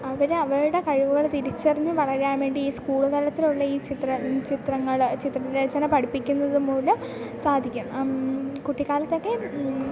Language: Malayalam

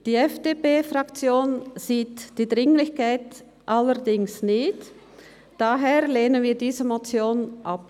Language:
Swiss German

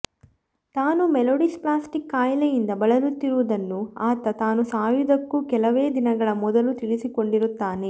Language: Kannada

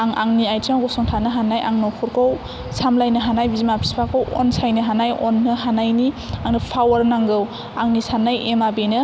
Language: Bodo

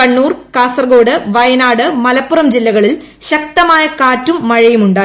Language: Malayalam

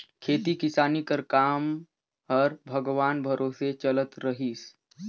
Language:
Chhattisgarhi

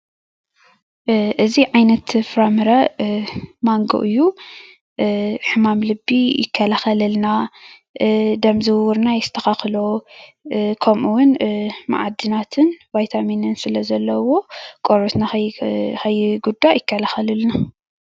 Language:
Tigrinya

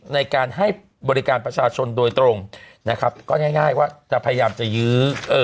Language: Thai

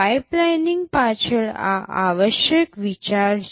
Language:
Gujarati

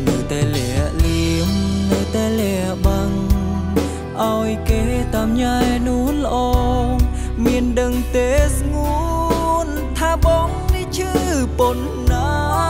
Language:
Thai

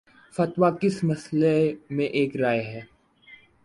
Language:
Urdu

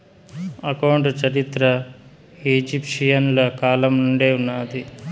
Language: Telugu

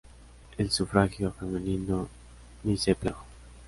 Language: Spanish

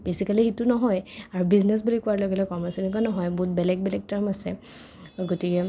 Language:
Assamese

